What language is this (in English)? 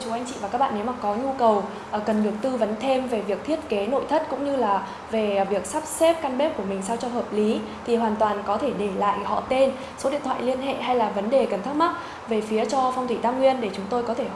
Vietnamese